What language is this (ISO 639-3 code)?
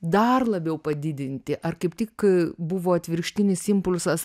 lit